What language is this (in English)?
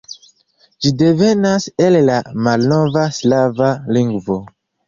Esperanto